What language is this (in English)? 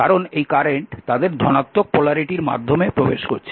Bangla